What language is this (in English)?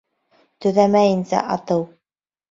Bashkir